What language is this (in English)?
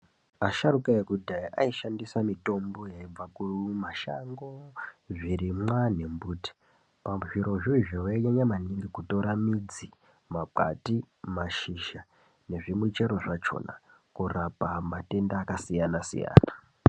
Ndau